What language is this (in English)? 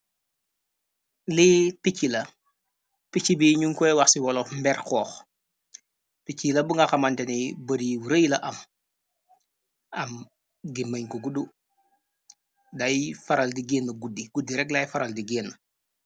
Wolof